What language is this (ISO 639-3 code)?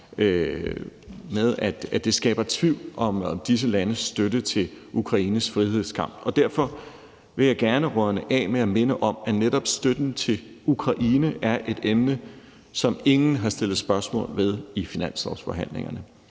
dan